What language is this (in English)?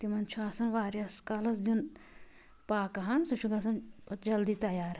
Kashmiri